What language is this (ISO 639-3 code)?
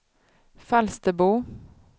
swe